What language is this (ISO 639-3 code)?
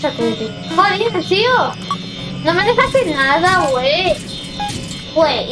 spa